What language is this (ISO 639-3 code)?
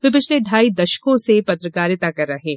hin